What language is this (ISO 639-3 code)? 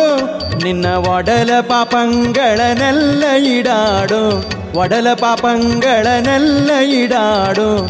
kan